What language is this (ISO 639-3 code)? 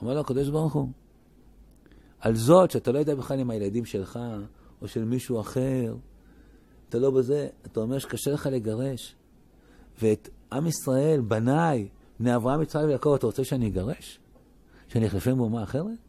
heb